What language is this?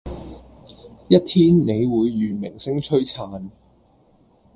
Cantonese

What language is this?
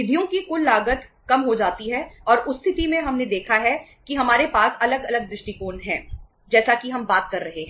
Hindi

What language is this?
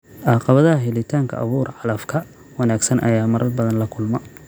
Somali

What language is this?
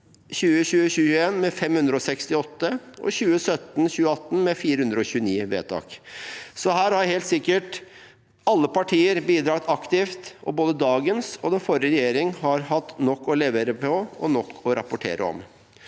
Norwegian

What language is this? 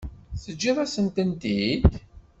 Kabyle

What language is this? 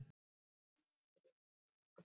Icelandic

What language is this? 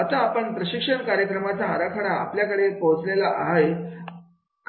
Marathi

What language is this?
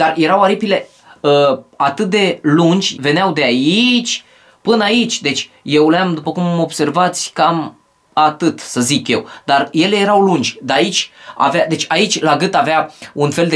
Romanian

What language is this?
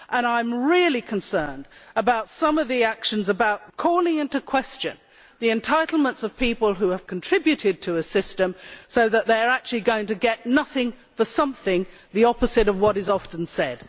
English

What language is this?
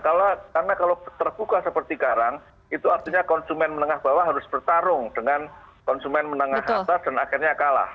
Indonesian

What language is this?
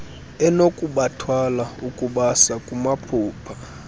Xhosa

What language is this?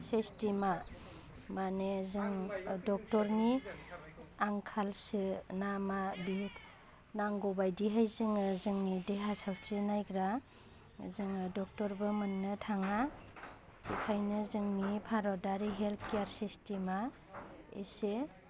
Bodo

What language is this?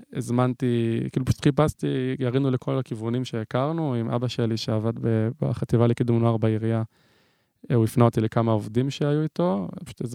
Hebrew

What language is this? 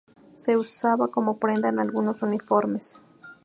Spanish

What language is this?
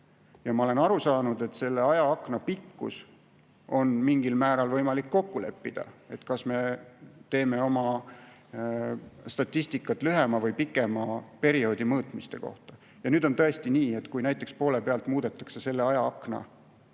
Estonian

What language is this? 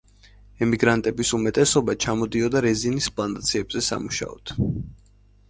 Georgian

